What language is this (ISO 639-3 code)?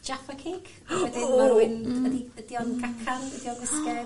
cym